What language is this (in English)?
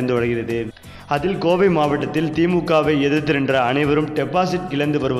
Italian